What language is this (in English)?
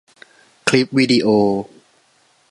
Thai